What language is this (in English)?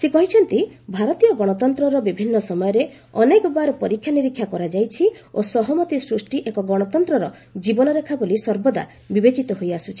Odia